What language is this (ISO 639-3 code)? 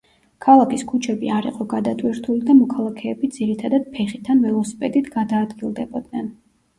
kat